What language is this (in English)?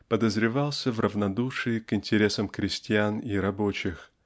Russian